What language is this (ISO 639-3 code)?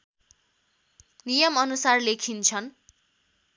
nep